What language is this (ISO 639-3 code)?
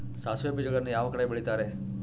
kan